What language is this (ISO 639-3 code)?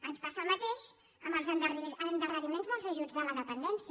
cat